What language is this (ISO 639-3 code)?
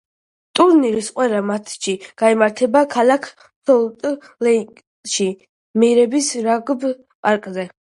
kat